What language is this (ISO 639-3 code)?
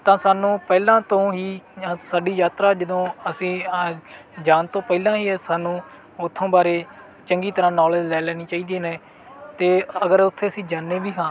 pan